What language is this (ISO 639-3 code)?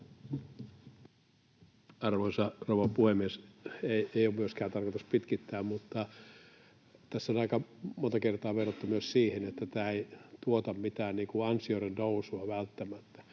fin